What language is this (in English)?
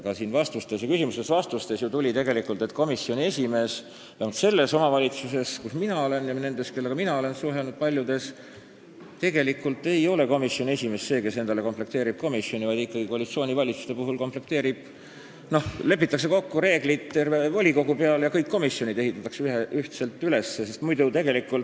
Estonian